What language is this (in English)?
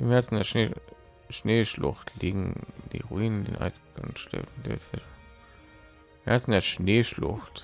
German